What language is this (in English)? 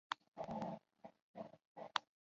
Chinese